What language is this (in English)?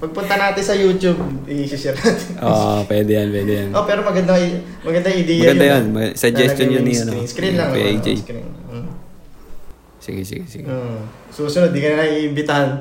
Filipino